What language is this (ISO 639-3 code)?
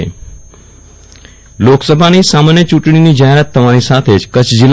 guj